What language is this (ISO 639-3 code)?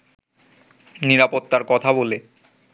ben